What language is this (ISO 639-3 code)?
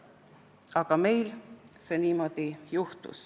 est